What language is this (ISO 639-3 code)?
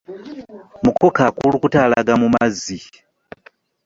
lug